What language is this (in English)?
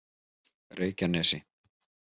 Icelandic